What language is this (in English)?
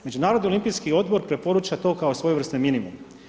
Croatian